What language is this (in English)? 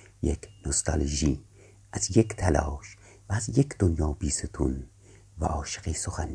Persian